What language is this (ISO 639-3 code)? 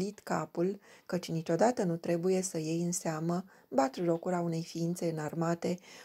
ron